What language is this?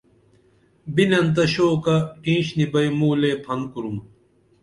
Dameli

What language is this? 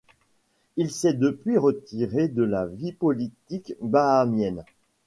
French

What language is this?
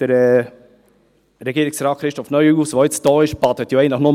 Swiss German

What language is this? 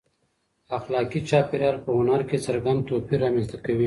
Pashto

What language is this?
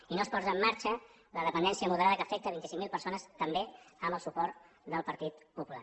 Catalan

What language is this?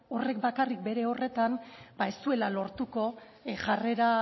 Basque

